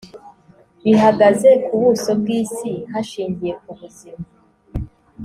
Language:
Kinyarwanda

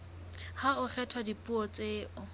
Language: Southern Sotho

